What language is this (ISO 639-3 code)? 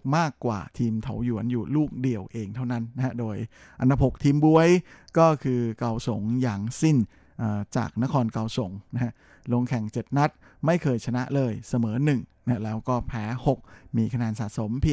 tha